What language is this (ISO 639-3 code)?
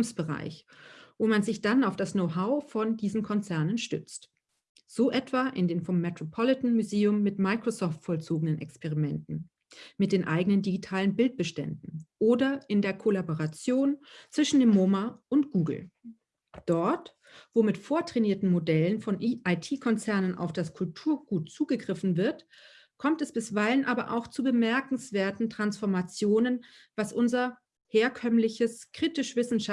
deu